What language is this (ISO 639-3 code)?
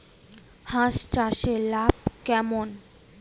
ben